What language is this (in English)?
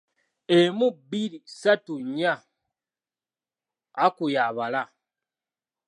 Ganda